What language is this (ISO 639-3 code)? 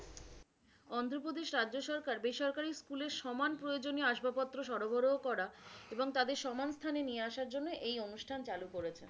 ben